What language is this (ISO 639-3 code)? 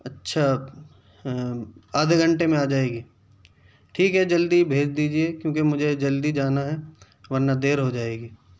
urd